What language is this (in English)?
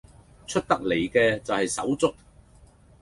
Cantonese